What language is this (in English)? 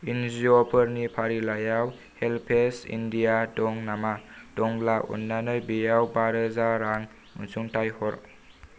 Bodo